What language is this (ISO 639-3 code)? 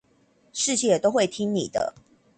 zho